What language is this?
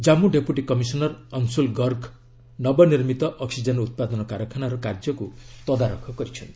Odia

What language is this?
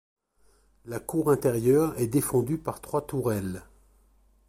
French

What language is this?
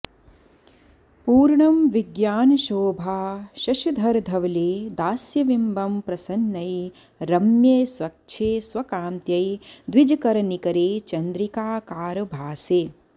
Sanskrit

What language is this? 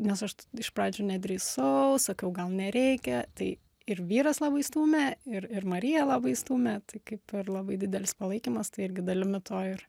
Lithuanian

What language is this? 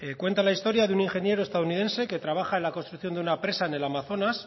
Spanish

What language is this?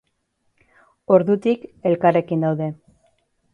Basque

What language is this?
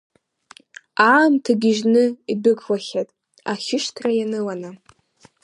Abkhazian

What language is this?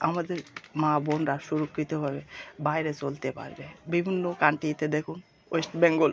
Bangla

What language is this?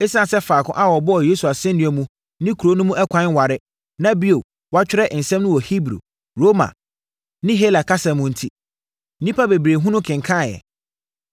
Akan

